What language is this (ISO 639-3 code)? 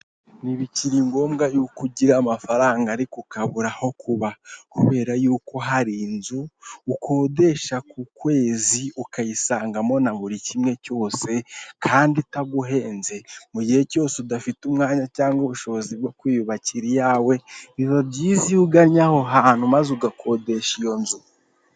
kin